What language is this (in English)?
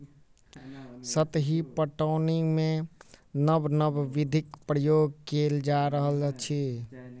Maithili